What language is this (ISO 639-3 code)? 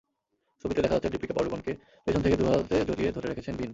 ben